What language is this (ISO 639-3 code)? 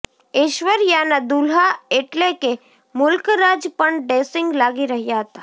guj